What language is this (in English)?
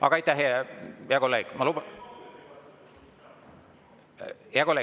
Estonian